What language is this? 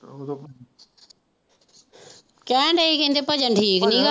Punjabi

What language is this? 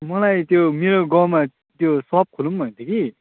Nepali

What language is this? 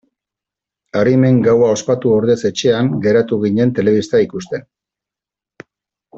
Basque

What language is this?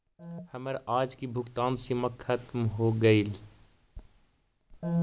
Magahi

